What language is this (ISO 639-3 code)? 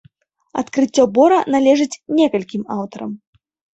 bel